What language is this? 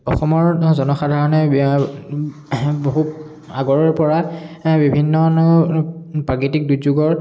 Assamese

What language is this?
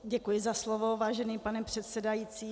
Czech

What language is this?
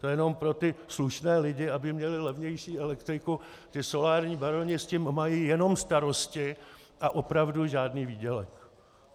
Czech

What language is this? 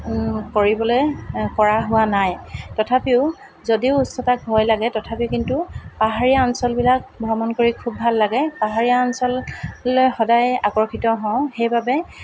Assamese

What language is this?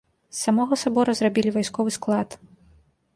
Belarusian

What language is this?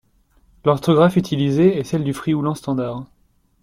French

